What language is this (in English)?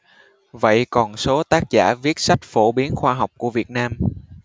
Vietnamese